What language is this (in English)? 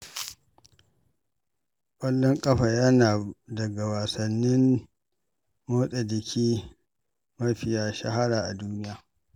Hausa